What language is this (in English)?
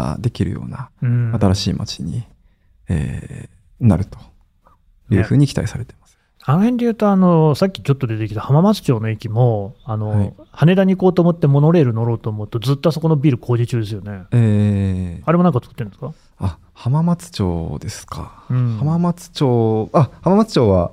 Japanese